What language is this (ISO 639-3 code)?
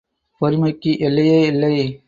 tam